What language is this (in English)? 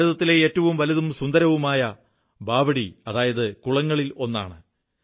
Malayalam